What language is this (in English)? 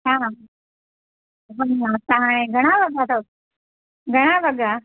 Sindhi